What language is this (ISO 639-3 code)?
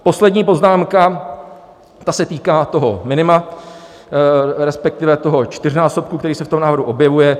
ces